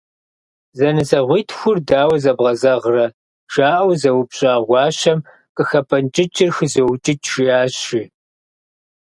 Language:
Kabardian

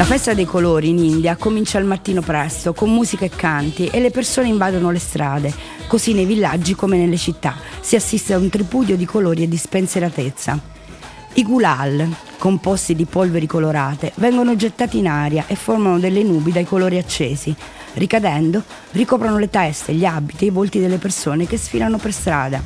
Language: Italian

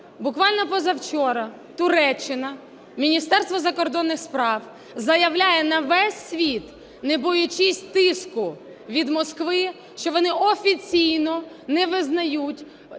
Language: Ukrainian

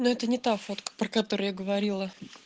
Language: Russian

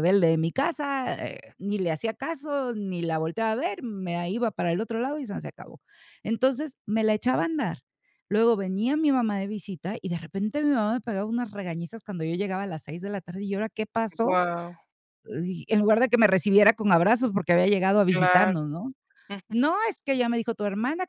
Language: Spanish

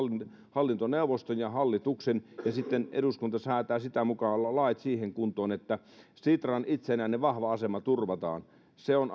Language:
Finnish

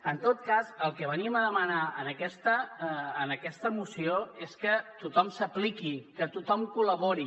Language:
Catalan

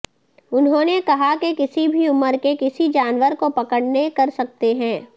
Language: Urdu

